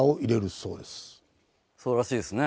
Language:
Japanese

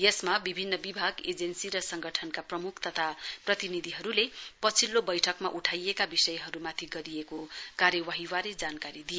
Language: Nepali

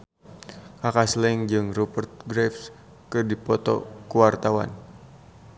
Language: Sundanese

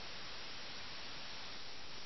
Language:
Malayalam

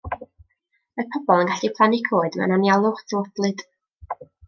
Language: Welsh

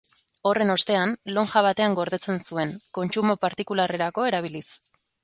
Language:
Basque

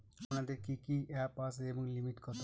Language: Bangla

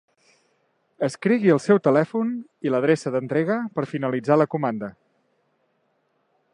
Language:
Catalan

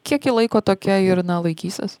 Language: Lithuanian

